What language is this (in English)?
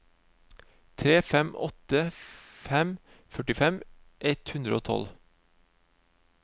Norwegian